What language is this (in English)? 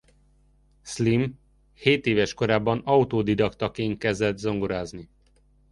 Hungarian